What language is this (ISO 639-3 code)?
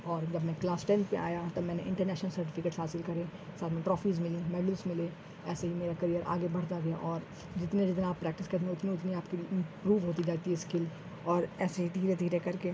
urd